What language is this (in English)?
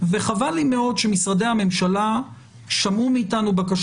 Hebrew